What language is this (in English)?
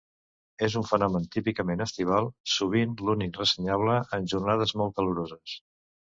Catalan